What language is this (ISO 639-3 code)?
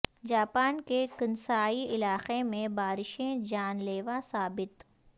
urd